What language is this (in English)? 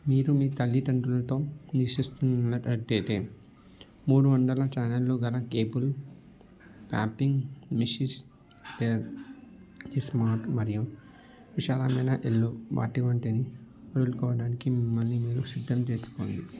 Telugu